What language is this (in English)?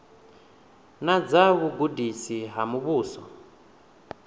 Venda